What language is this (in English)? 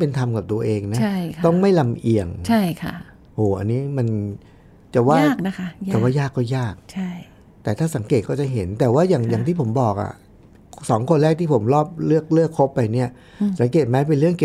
Thai